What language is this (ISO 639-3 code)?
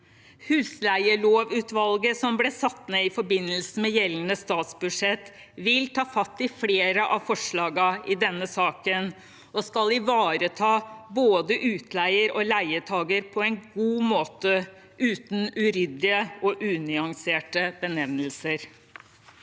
nor